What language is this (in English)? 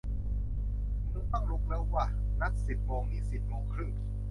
Thai